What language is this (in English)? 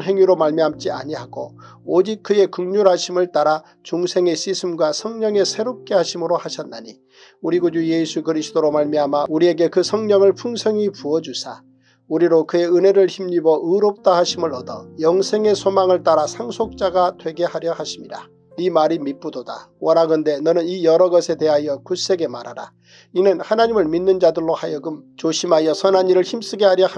Korean